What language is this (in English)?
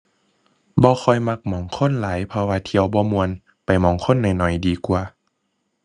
Thai